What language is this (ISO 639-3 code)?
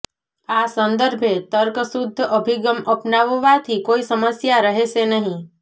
guj